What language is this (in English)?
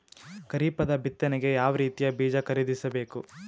Kannada